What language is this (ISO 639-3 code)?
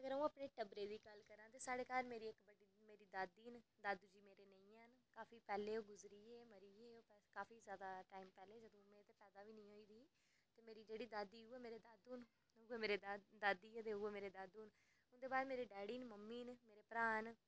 doi